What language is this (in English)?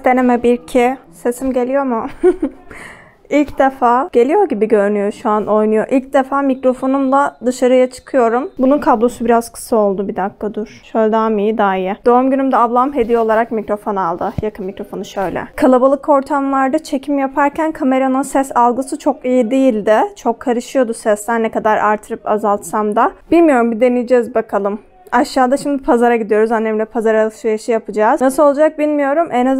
Turkish